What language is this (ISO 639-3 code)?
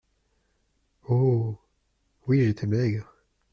fra